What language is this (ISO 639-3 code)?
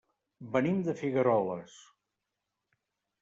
cat